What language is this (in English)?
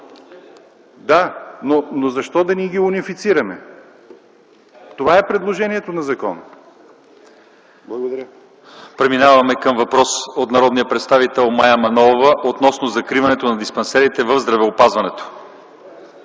Bulgarian